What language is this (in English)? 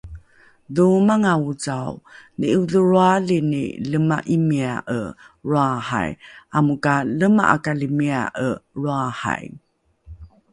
Rukai